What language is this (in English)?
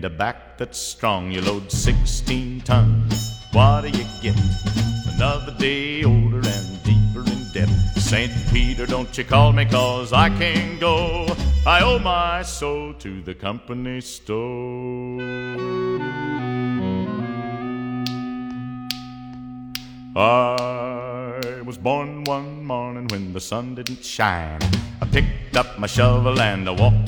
Chinese